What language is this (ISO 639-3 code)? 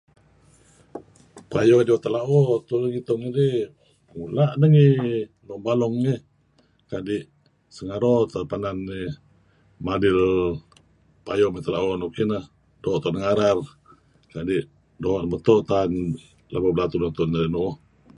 kzi